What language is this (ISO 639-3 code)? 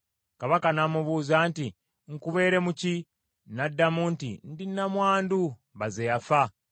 lug